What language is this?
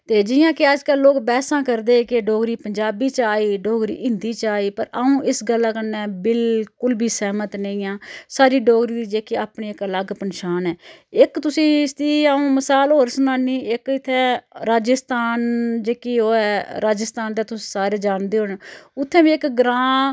Dogri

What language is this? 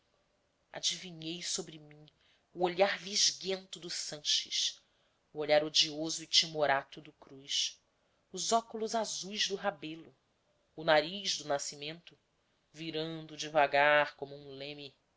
Portuguese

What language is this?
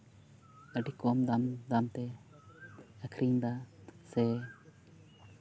Santali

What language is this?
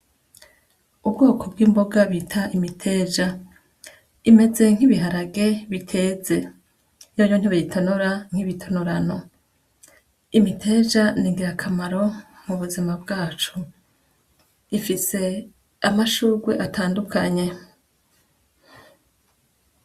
Rundi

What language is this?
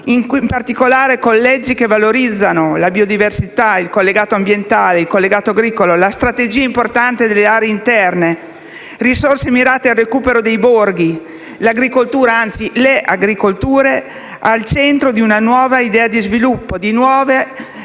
Italian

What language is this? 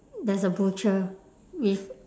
English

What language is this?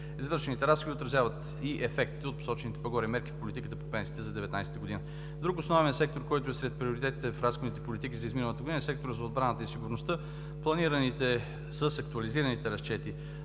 Bulgarian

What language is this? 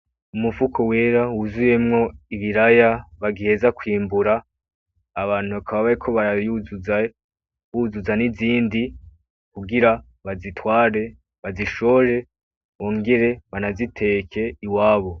Rundi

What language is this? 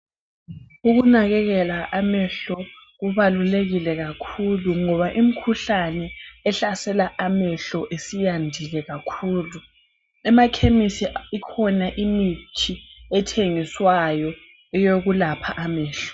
North Ndebele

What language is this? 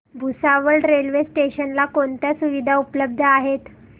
Marathi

